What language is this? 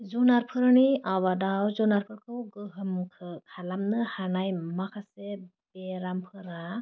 Bodo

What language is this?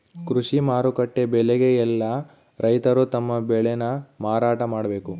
Kannada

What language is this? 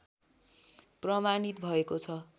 Nepali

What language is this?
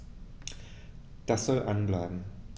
German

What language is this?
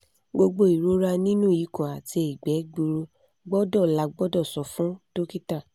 Yoruba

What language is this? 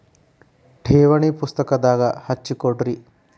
Kannada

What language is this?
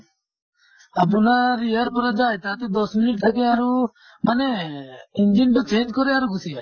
Assamese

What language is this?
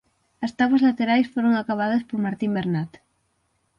Galician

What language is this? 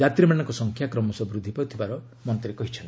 Odia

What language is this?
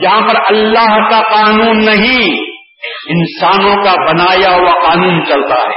Urdu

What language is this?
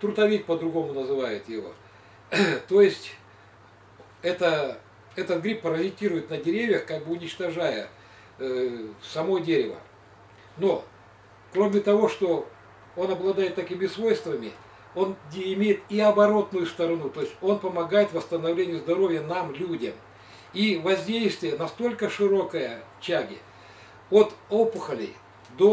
Russian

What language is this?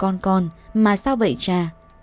Vietnamese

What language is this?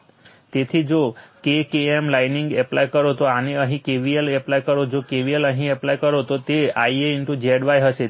Gujarati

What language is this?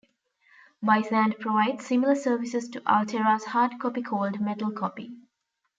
English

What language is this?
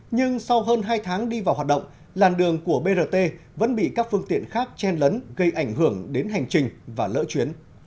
Vietnamese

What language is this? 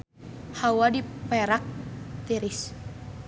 Sundanese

